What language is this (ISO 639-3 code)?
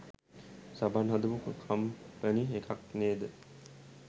sin